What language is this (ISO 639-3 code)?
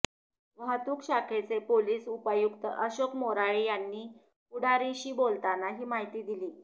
mar